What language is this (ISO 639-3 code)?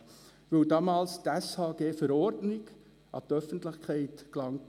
gsw